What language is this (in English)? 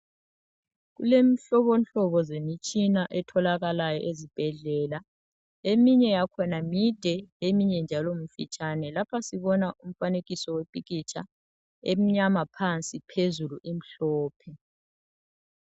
North Ndebele